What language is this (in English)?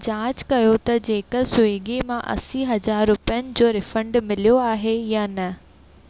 Sindhi